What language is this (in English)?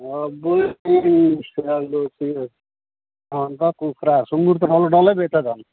Nepali